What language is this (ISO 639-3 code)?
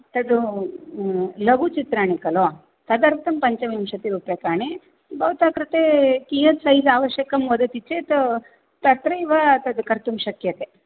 san